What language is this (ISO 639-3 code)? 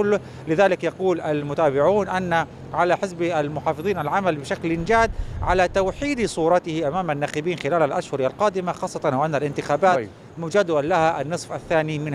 ara